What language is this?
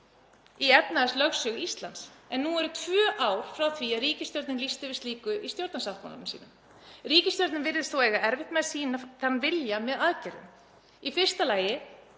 Icelandic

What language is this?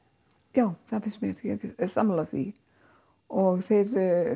Icelandic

